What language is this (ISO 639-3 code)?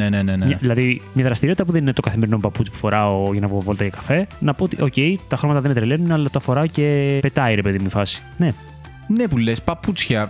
ell